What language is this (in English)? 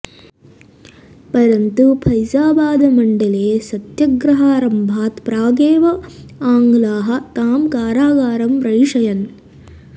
Sanskrit